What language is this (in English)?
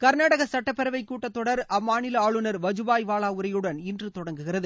Tamil